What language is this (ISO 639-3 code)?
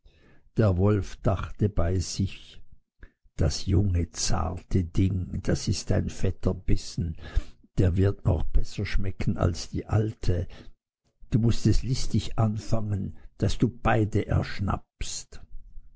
deu